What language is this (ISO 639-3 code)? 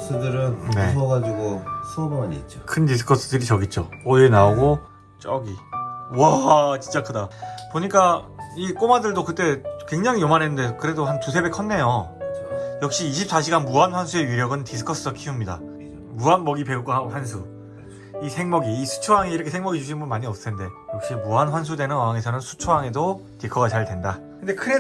kor